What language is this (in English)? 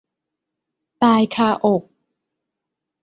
Thai